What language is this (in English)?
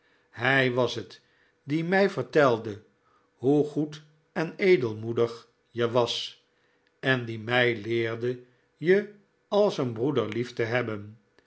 Dutch